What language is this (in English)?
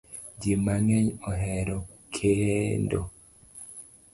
Luo (Kenya and Tanzania)